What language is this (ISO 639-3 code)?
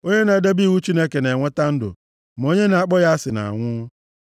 ibo